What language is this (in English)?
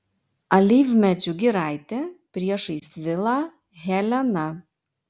Lithuanian